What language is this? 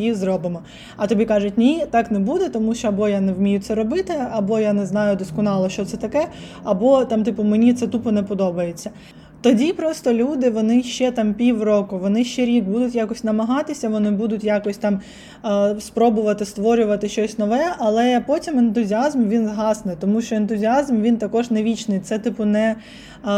Ukrainian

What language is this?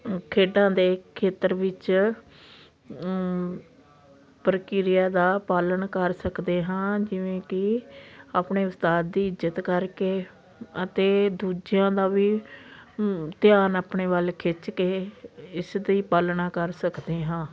Punjabi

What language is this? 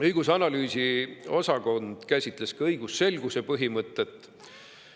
Estonian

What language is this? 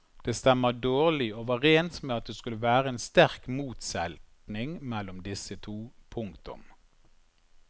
Norwegian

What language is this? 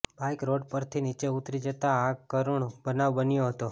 Gujarati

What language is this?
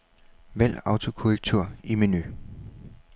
Danish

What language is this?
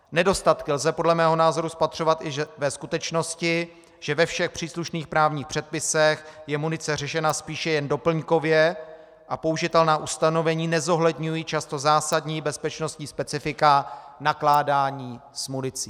Czech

